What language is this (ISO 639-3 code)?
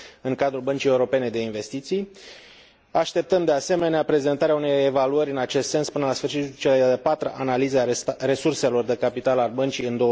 ron